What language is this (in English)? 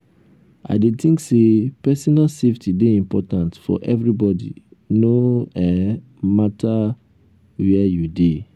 Nigerian Pidgin